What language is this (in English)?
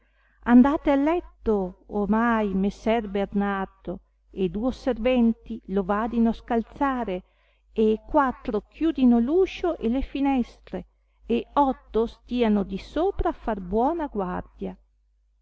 Italian